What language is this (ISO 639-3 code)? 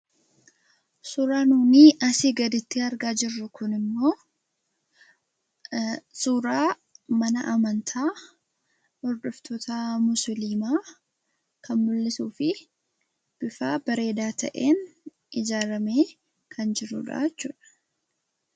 orm